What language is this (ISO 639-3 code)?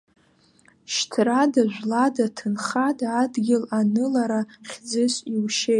abk